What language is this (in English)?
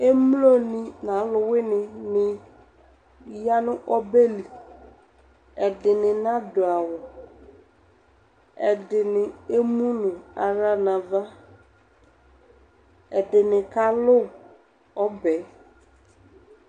Ikposo